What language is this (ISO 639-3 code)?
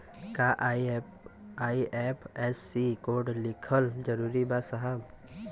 bho